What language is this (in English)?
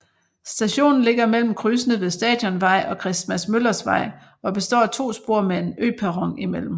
Danish